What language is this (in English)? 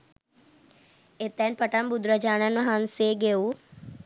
Sinhala